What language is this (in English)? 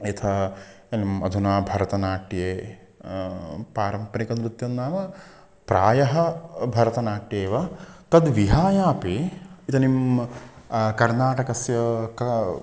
Sanskrit